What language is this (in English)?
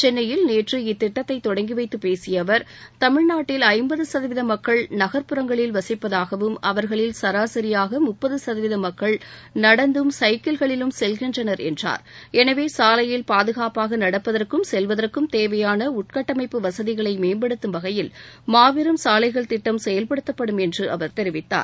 Tamil